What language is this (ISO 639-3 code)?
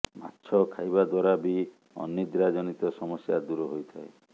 ori